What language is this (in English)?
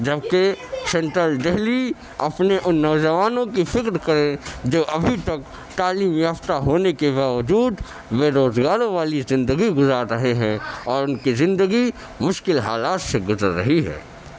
Urdu